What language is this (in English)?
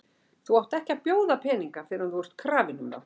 Icelandic